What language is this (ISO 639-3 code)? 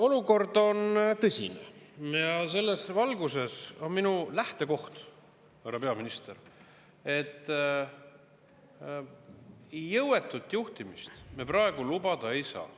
est